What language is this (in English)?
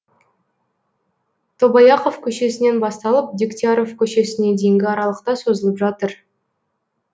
Kazakh